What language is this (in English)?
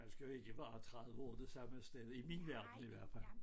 Danish